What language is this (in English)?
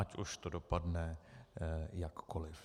Czech